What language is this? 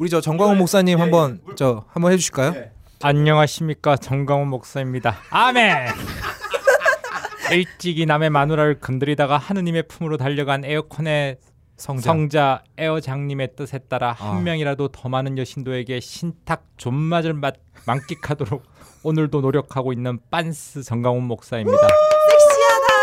Korean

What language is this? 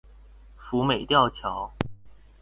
Chinese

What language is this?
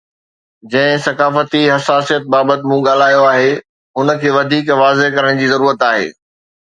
Sindhi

